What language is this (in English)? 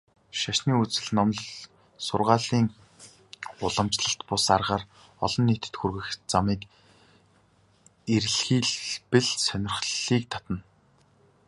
Mongolian